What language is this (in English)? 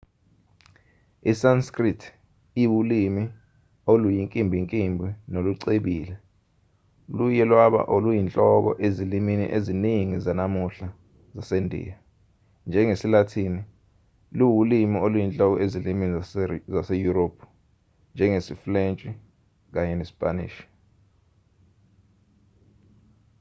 Zulu